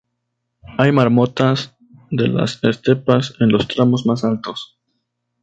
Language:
Spanish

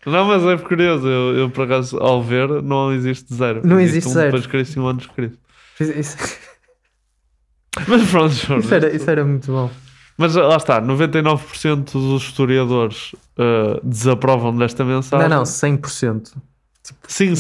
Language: Portuguese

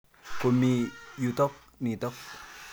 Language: Kalenjin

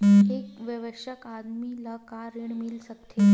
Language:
Chhattisgarhi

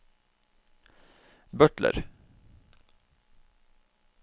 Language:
Norwegian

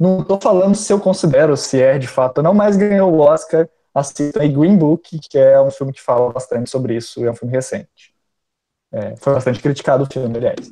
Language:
Portuguese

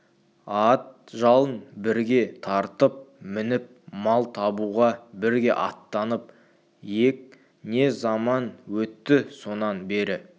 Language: Kazakh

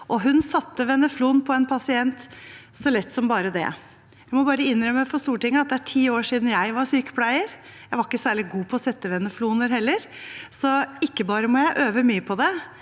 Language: Norwegian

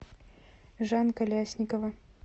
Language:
Russian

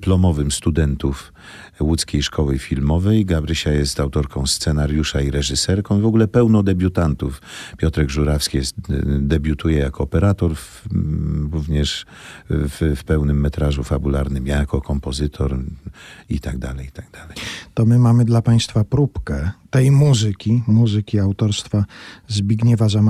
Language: Polish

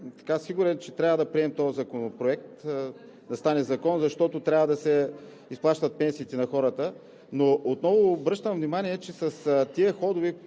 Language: Bulgarian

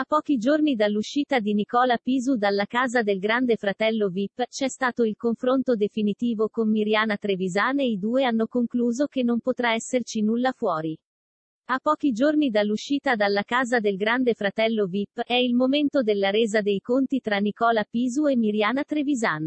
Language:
Italian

